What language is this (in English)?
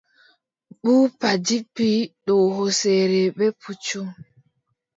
Adamawa Fulfulde